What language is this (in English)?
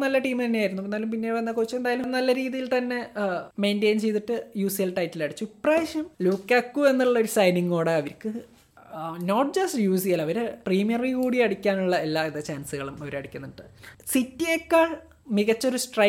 Malayalam